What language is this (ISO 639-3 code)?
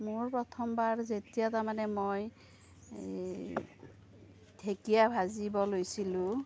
asm